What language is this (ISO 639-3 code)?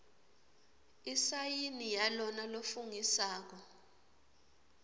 ssw